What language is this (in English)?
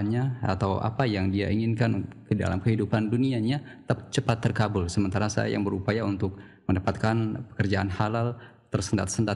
Indonesian